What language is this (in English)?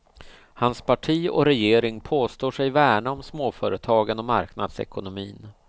Swedish